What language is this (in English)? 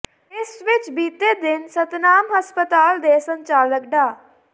Punjabi